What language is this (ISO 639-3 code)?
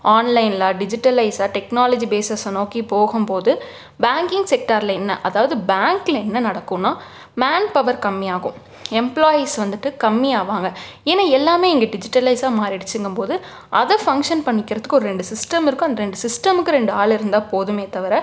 tam